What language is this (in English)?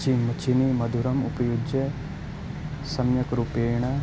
Sanskrit